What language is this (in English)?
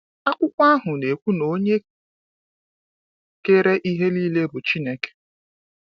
Igbo